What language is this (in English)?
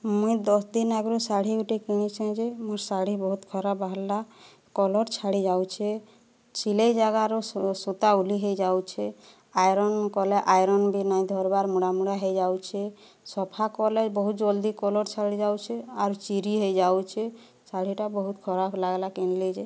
Odia